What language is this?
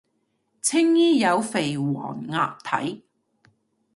Cantonese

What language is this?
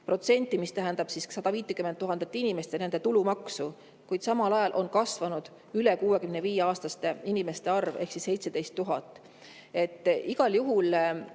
Estonian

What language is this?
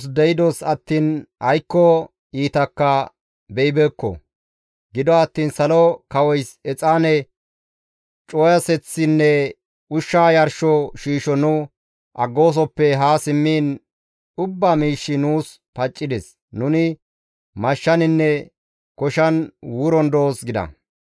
Gamo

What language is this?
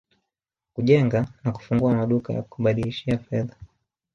Swahili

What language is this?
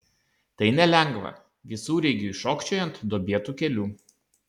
Lithuanian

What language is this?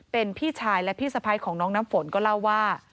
Thai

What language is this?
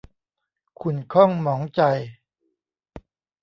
Thai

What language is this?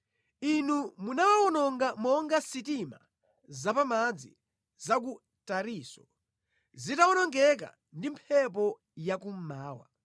Nyanja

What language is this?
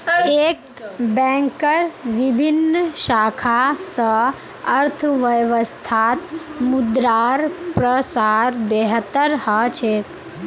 Magahi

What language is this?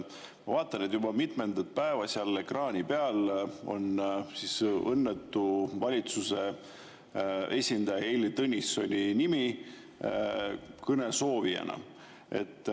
Estonian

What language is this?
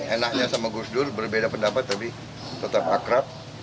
Indonesian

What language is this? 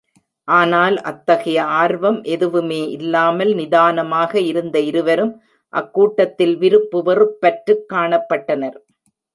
Tamil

